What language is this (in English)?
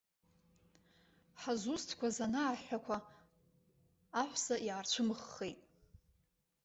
Abkhazian